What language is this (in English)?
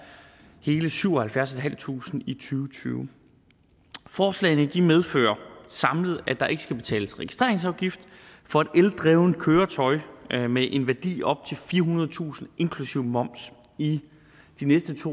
Danish